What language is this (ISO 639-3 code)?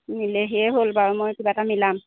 asm